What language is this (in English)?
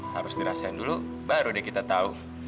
Indonesian